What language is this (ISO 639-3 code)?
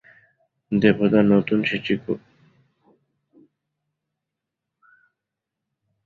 ben